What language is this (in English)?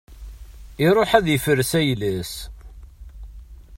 Kabyle